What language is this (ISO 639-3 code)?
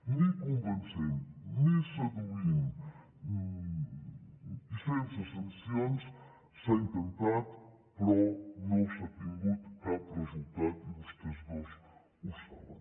cat